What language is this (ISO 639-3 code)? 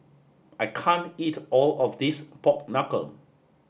eng